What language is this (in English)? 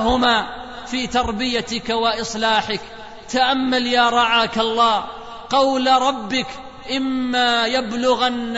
Arabic